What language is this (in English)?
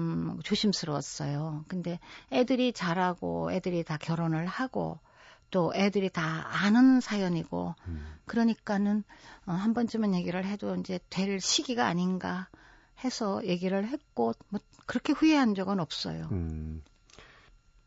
Korean